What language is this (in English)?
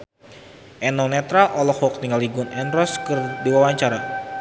Sundanese